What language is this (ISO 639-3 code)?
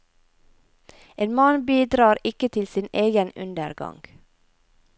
nor